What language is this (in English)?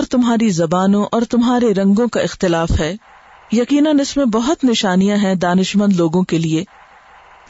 Urdu